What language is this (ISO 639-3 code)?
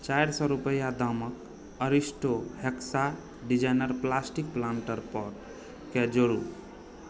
mai